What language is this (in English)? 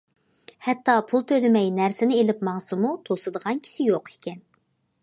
Uyghur